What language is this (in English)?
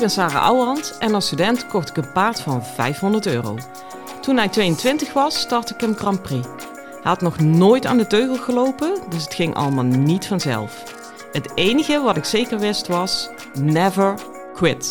Dutch